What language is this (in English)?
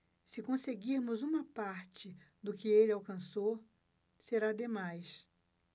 Portuguese